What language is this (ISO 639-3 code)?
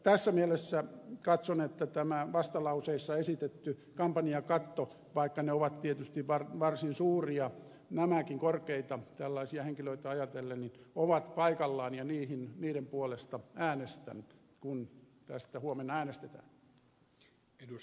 fin